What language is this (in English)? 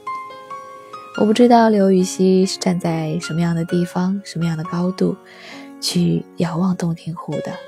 Chinese